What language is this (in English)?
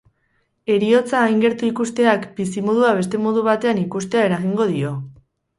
Basque